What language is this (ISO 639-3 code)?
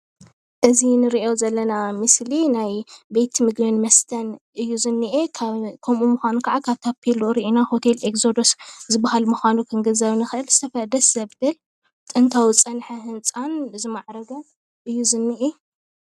tir